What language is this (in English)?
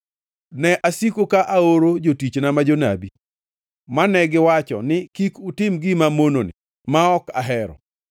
Luo (Kenya and Tanzania)